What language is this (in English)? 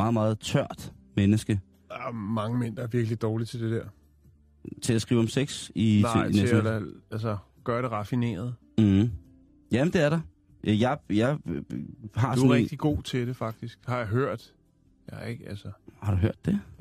Danish